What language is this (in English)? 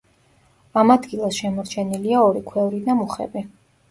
Georgian